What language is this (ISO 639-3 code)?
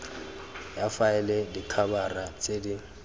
tsn